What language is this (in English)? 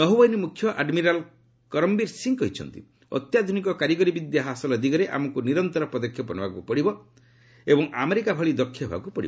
Odia